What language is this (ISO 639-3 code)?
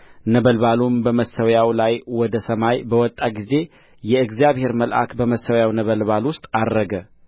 amh